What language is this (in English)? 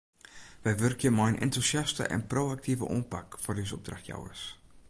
Western Frisian